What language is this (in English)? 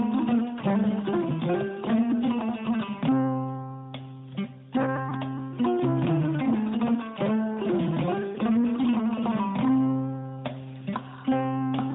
Fula